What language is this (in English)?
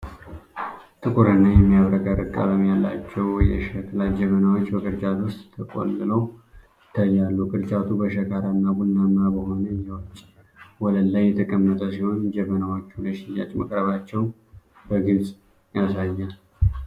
Amharic